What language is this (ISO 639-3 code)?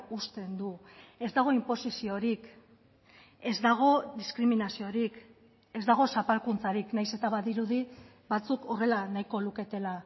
eus